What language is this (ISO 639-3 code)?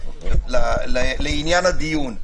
heb